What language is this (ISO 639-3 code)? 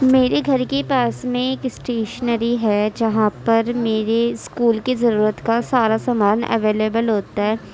urd